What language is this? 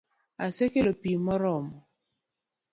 Luo (Kenya and Tanzania)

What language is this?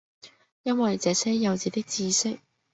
Cantonese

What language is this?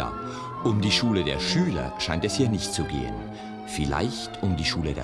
German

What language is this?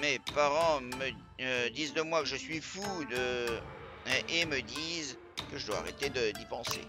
French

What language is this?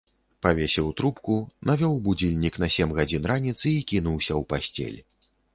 Belarusian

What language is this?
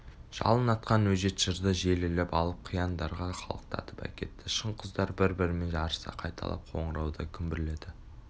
Kazakh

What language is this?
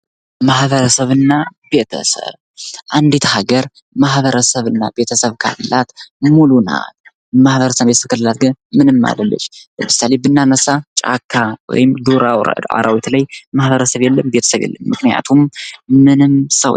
Amharic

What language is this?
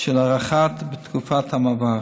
Hebrew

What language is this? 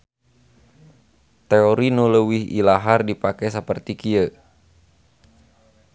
Sundanese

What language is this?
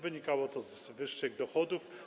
Polish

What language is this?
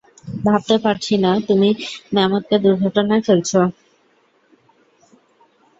Bangla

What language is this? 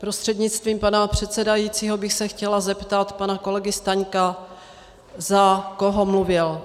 Czech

